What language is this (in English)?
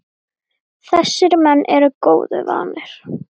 Icelandic